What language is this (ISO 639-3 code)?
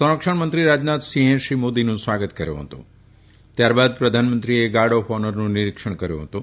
guj